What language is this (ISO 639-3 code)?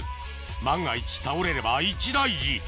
jpn